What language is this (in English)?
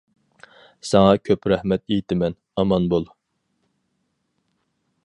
Uyghur